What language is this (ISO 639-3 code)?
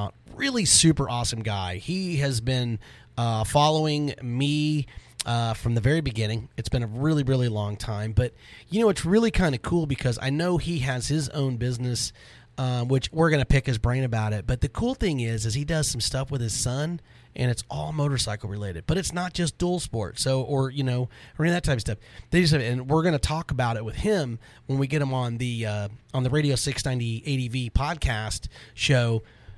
eng